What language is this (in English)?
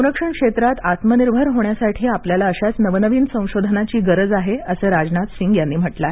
Marathi